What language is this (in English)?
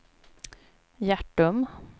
Swedish